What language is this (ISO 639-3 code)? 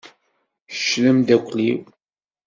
kab